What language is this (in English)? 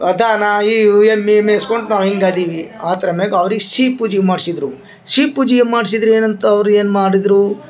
Kannada